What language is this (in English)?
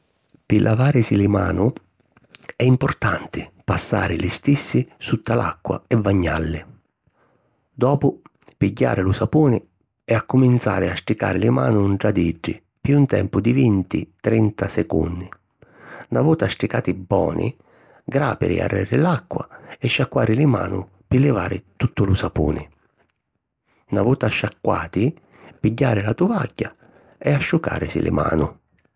Sicilian